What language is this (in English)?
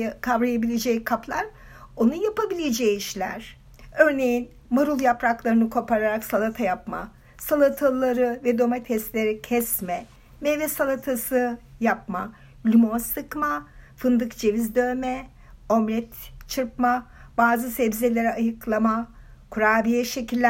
Turkish